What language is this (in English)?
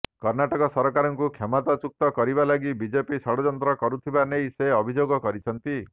Odia